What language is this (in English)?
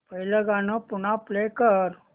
Marathi